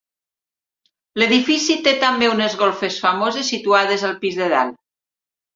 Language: Catalan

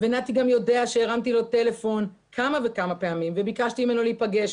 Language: Hebrew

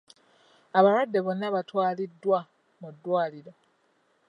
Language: Ganda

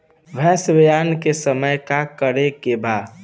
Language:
Bhojpuri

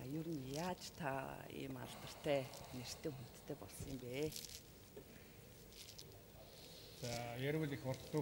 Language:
Italian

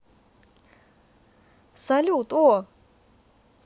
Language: Russian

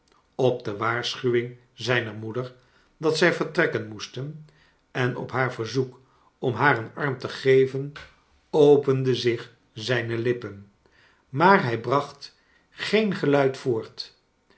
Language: Dutch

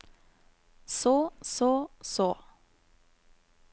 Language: Norwegian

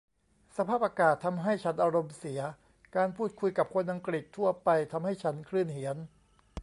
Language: Thai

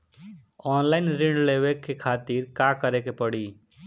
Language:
Bhojpuri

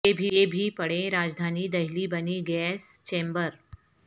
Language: Urdu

